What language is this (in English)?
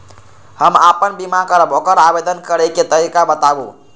Maithili